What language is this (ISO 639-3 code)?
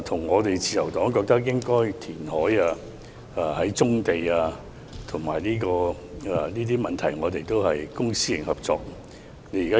yue